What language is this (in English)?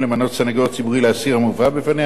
Hebrew